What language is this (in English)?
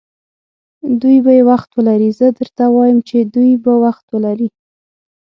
Pashto